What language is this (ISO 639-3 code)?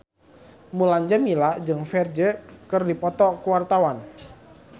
sun